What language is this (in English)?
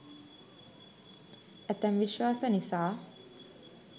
Sinhala